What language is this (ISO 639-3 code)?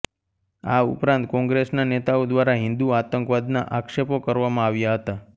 guj